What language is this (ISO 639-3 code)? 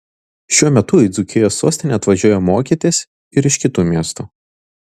lit